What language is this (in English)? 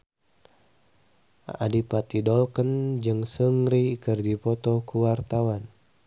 Sundanese